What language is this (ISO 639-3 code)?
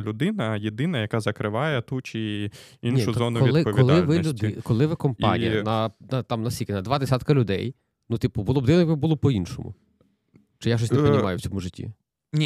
ukr